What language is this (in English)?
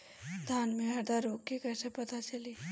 Bhojpuri